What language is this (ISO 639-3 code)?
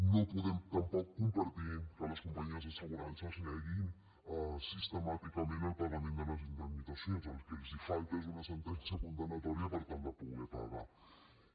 cat